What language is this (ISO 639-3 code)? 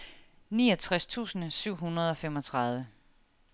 dan